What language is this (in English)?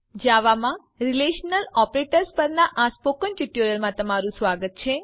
Gujarati